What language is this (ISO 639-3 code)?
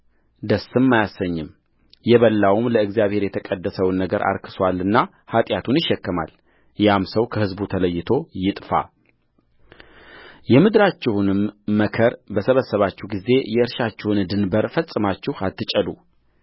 amh